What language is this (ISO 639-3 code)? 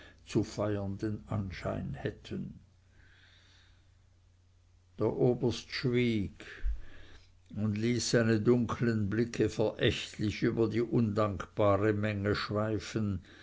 deu